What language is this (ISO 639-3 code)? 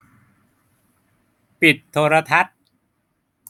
tha